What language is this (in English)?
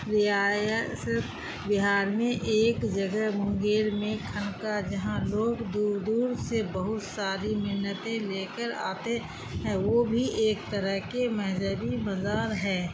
Urdu